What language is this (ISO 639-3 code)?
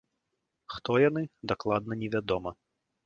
bel